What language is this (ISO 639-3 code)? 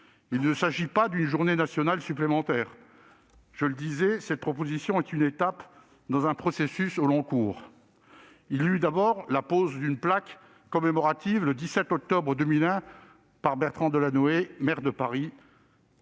fra